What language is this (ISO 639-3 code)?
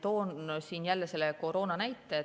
est